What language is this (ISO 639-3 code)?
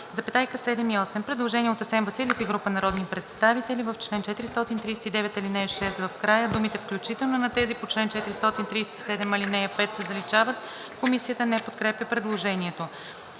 bul